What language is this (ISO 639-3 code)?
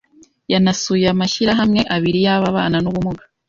kin